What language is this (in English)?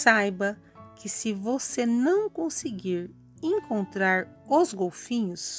Portuguese